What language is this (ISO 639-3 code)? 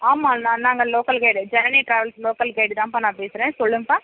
tam